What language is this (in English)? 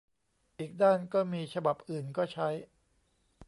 Thai